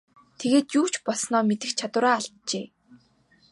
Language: Mongolian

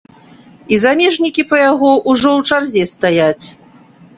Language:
Belarusian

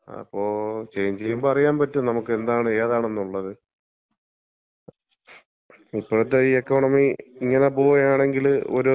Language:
Malayalam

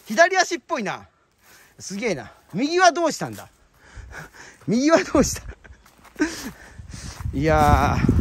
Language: Japanese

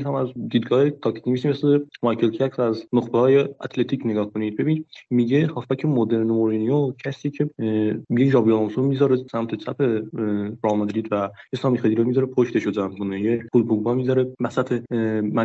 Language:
Persian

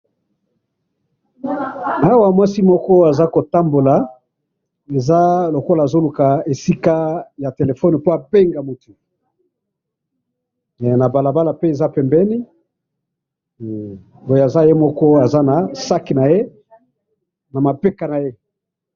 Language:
Lingala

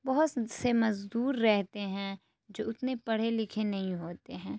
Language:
Urdu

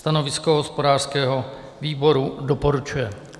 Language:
Czech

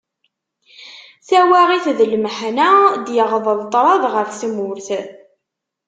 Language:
Kabyle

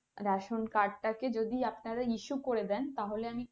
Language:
Bangla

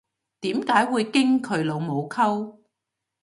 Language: Cantonese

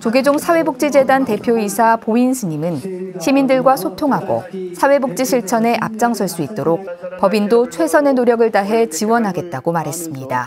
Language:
Korean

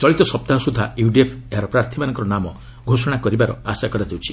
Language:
Odia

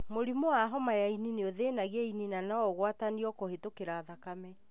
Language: Kikuyu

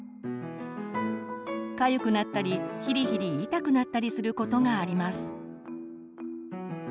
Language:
Japanese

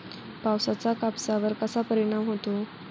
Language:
Marathi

